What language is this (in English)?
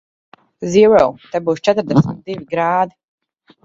Latvian